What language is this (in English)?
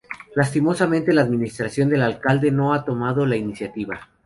Spanish